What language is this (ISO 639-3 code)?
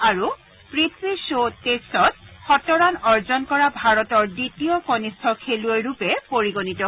asm